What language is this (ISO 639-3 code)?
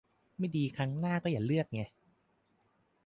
tha